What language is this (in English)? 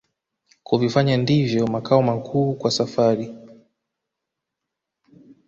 Swahili